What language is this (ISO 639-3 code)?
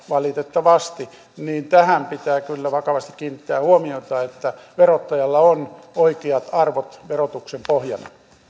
fin